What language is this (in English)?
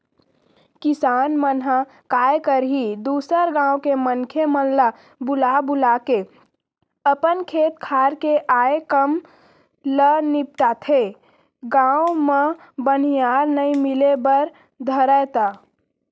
Chhattisgarhi